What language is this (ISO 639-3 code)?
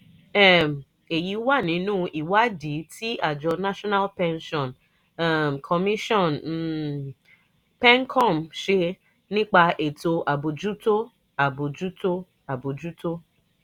yor